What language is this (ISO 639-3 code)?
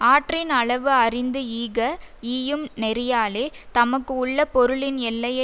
tam